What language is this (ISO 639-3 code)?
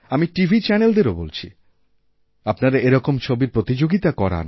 ben